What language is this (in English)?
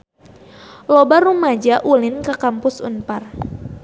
Sundanese